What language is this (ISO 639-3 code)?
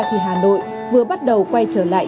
vie